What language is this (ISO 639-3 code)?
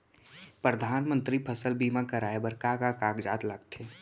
hne